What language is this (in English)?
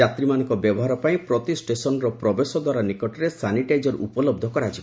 Odia